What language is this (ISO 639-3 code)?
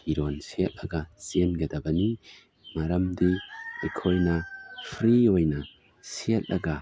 mni